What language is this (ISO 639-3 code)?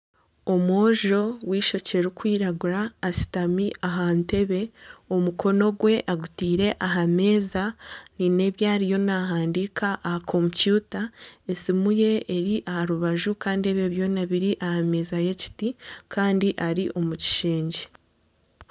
nyn